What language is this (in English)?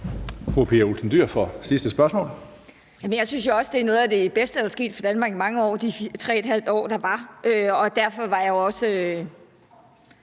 Danish